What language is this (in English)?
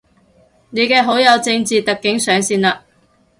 Cantonese